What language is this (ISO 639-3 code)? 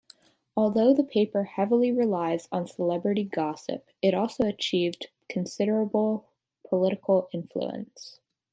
eng